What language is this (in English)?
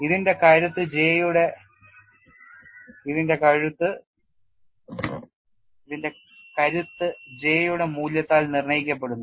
Malayalam